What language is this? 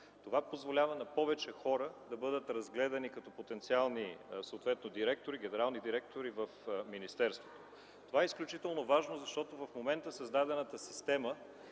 Bulgarian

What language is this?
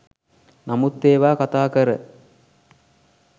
Sinhala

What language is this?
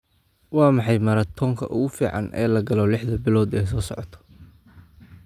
Somali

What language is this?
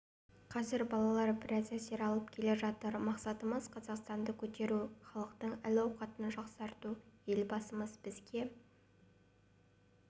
Kazakh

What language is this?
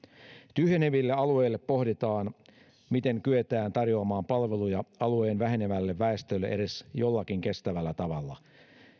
Finnish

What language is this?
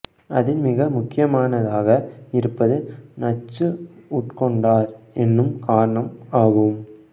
Tamil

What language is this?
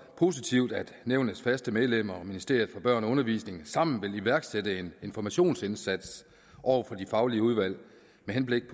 Danish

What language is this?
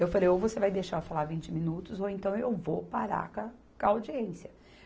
Portuguese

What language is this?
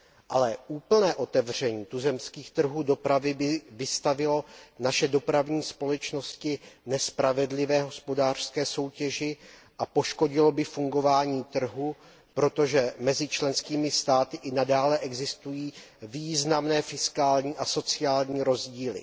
Czech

